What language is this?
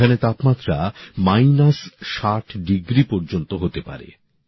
Bangla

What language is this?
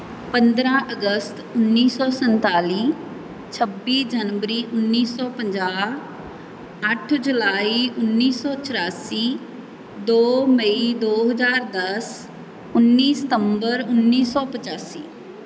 Punjabi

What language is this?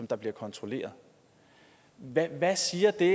Danish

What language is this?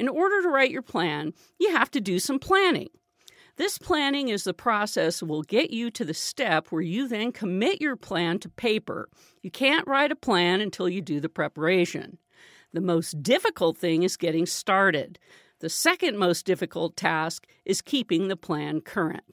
English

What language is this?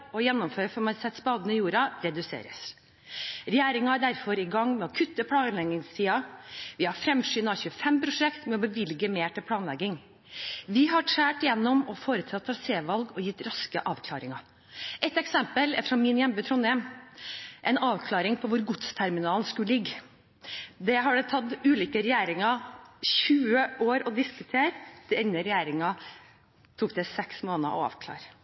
Norwegian Bokmål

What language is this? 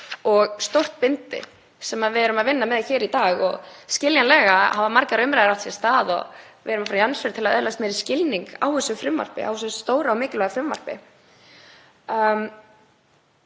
Icelandic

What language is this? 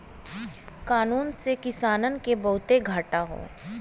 Bhojpuri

